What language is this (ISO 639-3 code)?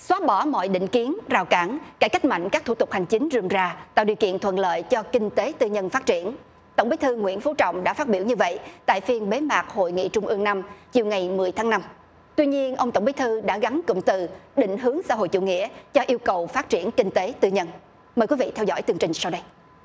vie